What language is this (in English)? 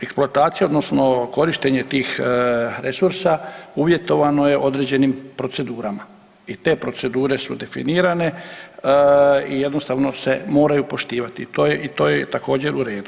Croatian